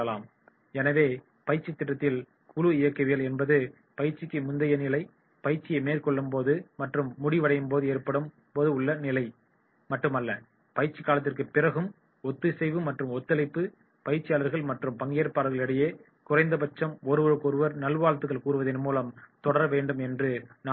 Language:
Tamil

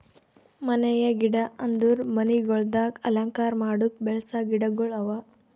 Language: Kannada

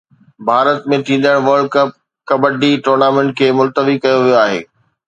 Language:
Sindhi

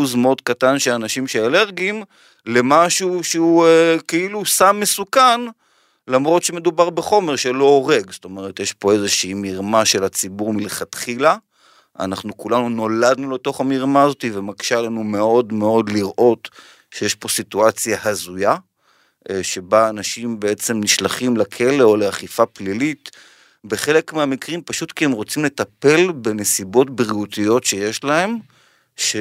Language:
Hebrew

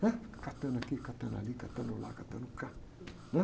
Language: Portuguese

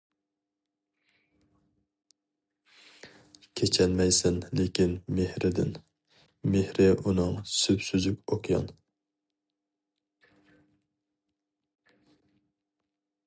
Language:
Uyghur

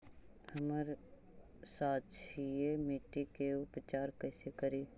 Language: Magahi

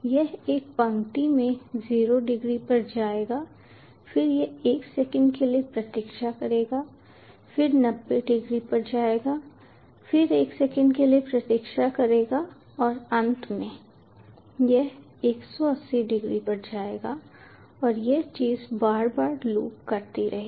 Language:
Hindi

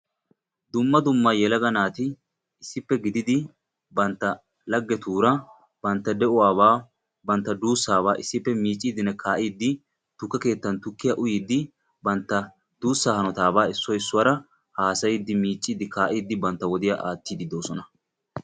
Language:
Wolaytta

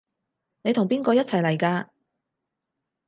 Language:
Cantonese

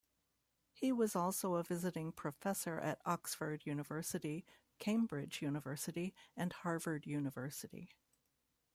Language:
English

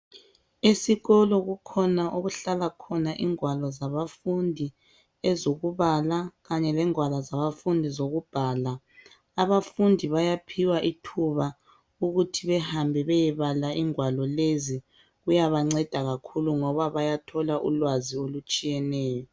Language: North Ndebele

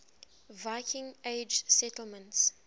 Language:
English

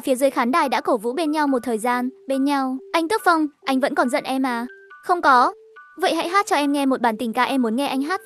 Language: Vietnamese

